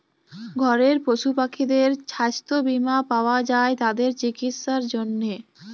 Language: Bangla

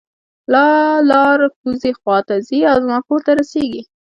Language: Pashto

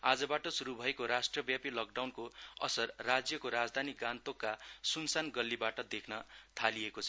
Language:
Nepali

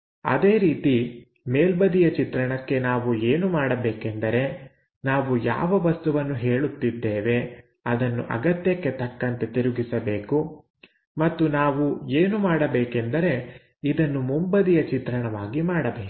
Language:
Kannada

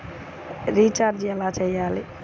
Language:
Telugu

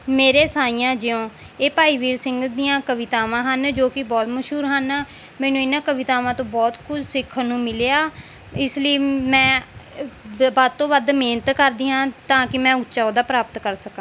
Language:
Punjabi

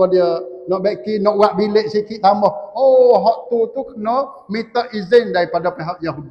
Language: Malay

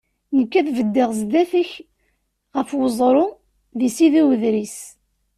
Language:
Kabyle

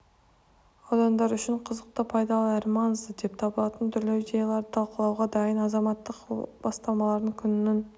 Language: Kazakh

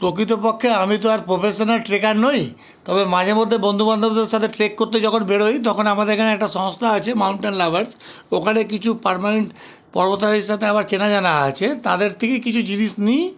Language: Bangla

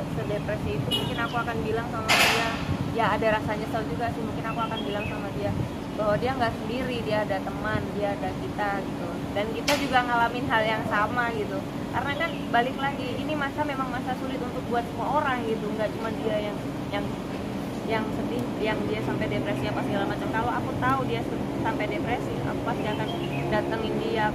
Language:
Indonesian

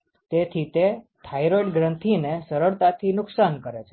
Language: Gujarati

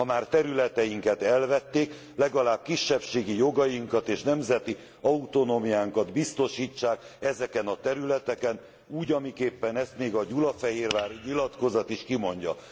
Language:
Hungarian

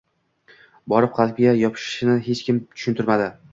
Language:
Uzbek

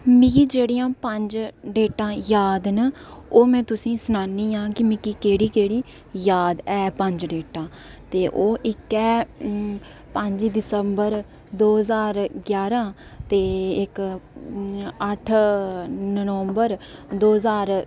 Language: Dogri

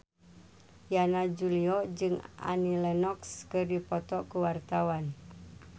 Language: Sundanese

